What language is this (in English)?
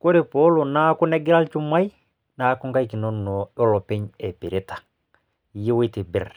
Masai